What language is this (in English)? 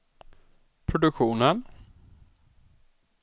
Swedish